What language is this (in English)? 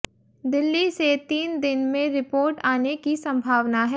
Hindi